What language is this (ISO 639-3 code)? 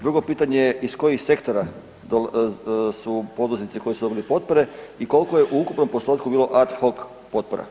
hrv